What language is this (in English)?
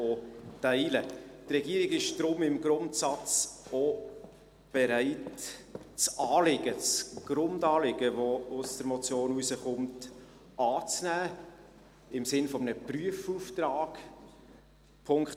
Swiss German